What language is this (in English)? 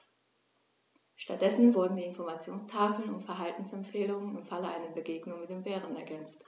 German